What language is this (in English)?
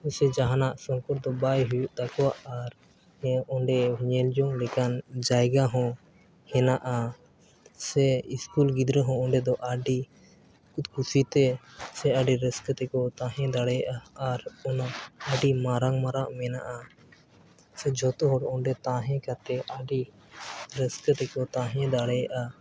Santali